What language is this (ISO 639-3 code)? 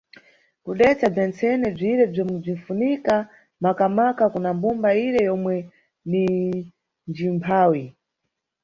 nyu